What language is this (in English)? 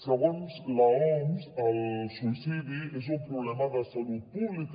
Catalan